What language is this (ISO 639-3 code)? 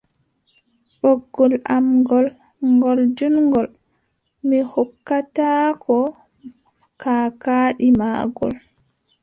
fub